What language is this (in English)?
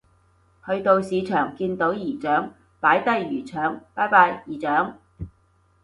Cantonese